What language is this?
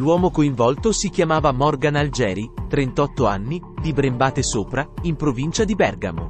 Italian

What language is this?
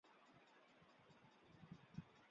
Chinese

